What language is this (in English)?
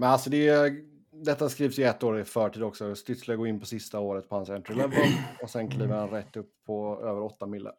Swedish